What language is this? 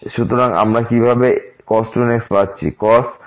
Bangla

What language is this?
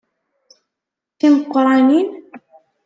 Kabyle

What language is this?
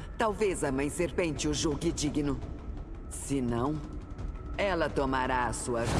Portuguese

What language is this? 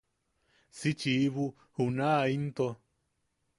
Yaqui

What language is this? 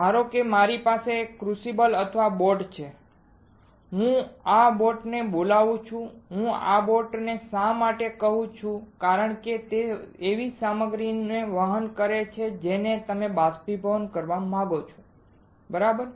Gujarati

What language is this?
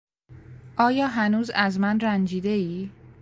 Persian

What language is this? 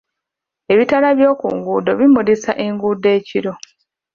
Ganda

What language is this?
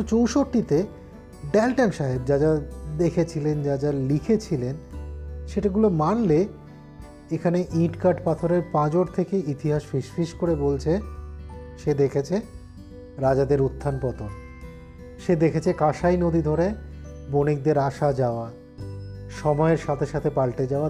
Bangla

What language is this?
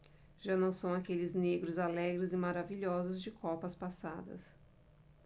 Portuguese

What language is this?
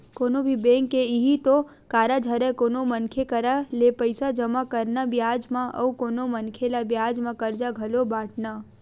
Chhattisgarhi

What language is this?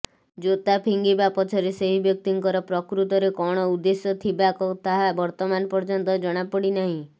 Odia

